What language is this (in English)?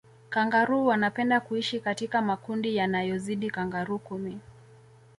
Swahili